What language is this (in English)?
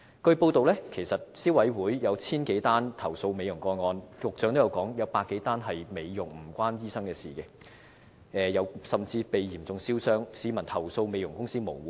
Cantonese